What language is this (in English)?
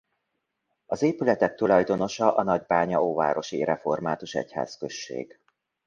Hungarian